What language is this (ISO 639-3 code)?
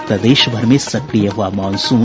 hin